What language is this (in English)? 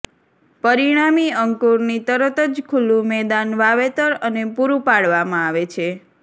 Gujarati